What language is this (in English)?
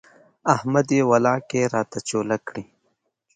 Pashto